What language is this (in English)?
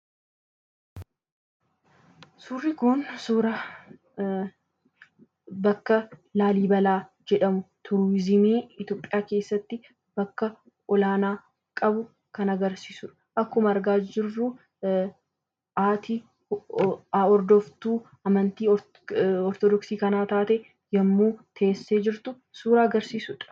Oromo